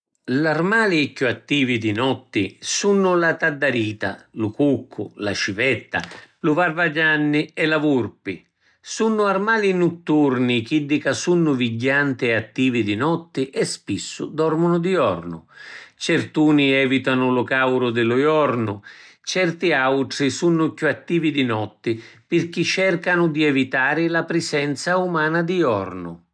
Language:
Sicilian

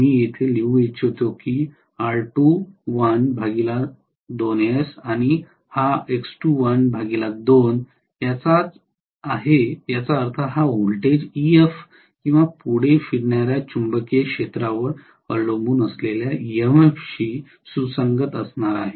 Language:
Marathi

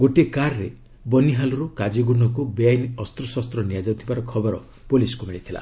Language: Odia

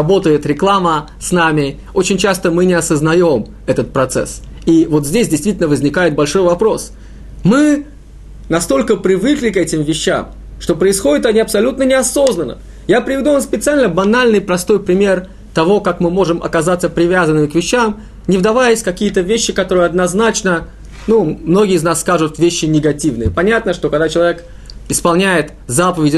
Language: Russian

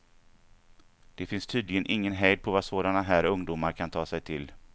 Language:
Swedish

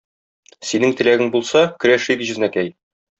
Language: Tatar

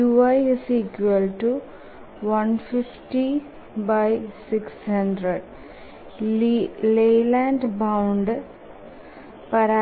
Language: Malayalam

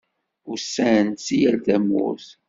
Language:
Kabyle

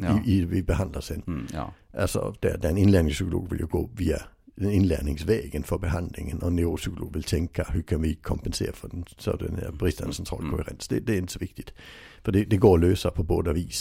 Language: Swedish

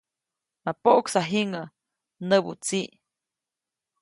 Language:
Copainalá Zoque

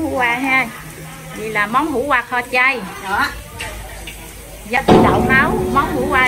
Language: Vietnamese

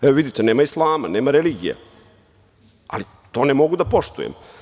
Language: Serbian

